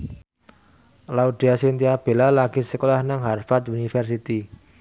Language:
Javanese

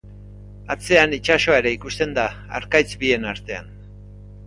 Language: Basque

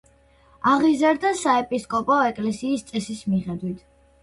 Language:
Georgian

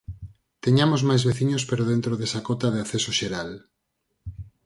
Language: Galician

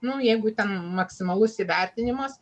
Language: Lithuanian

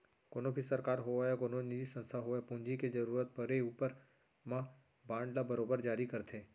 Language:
Chhattisgarhi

